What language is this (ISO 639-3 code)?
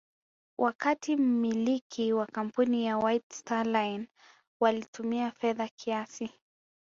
swa